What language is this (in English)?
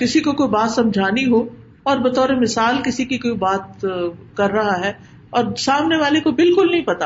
Urdu